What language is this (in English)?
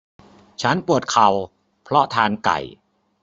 Thai